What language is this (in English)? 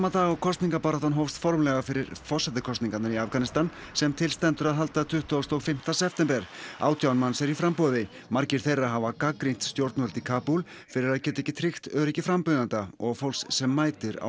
Icelandic